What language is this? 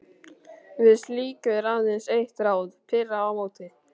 Icelandic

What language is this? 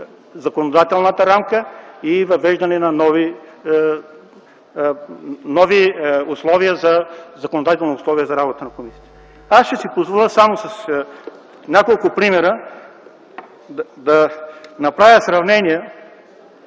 Bulgarian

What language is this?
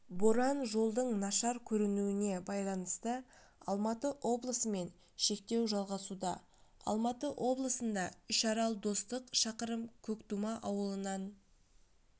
Kazakh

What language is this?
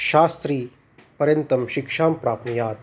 Sanskrit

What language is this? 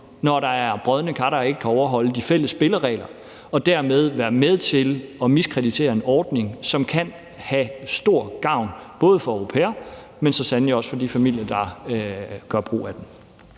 Danish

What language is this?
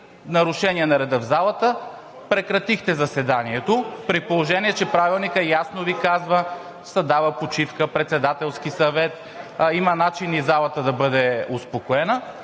Bulgarian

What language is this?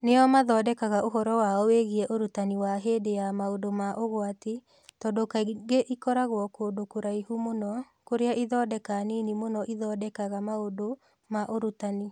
Kikuyu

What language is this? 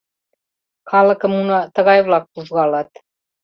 Mari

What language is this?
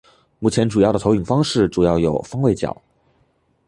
Chinese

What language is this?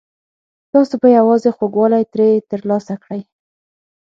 Pashto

